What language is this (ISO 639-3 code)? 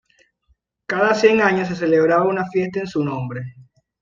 spa